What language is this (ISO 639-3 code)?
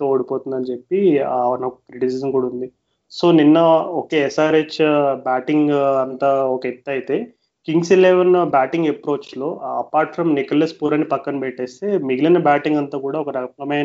tel